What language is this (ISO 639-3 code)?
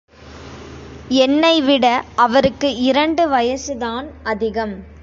tam